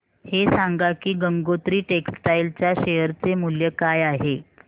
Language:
Marathi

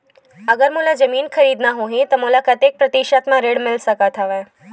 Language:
Chhattisgarhi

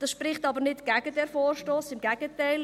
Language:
Swiss German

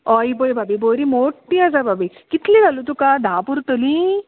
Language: Konkani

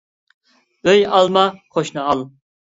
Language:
Uyghur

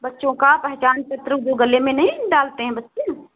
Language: Hindi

